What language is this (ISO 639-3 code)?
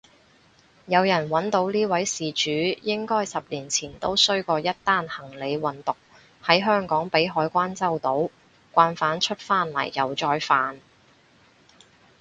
yue